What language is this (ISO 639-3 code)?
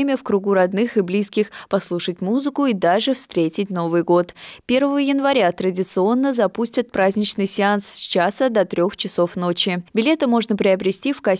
rus